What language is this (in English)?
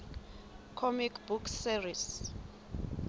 Southern Sotho